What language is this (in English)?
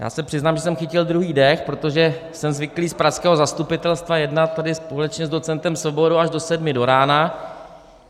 Czech